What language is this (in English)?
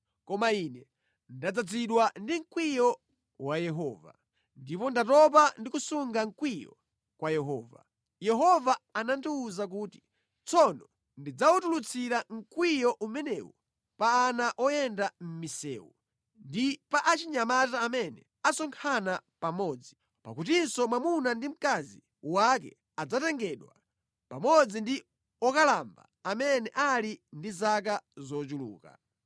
Nyanja